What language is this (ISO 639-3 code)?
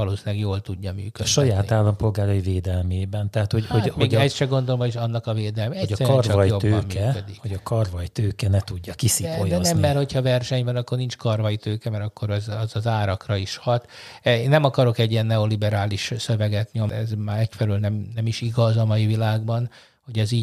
hun